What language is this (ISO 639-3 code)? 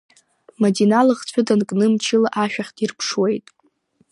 abk